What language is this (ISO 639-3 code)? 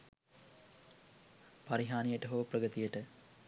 sin